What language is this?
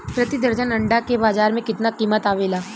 Bhojpuri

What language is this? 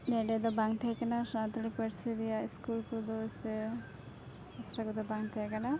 Santali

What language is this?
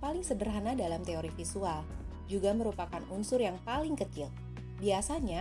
Indonesian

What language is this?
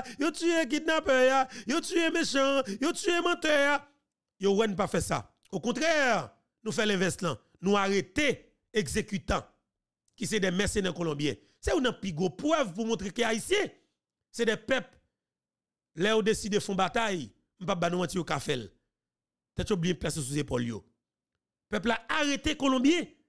French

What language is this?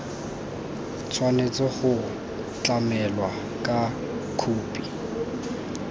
Tswana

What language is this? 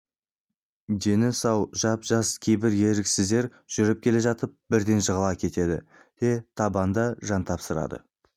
Kazakh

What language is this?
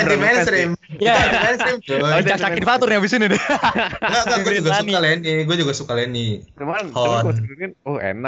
Indonesian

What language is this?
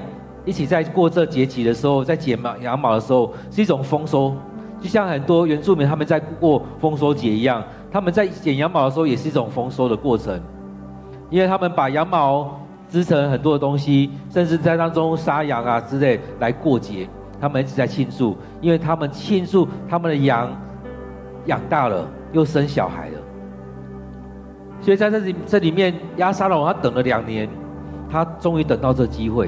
Chinese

